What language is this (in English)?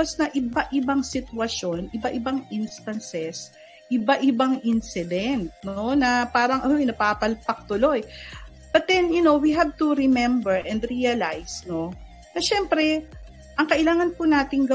Filipino